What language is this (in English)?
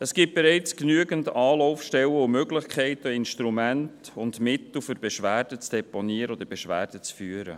Swiss German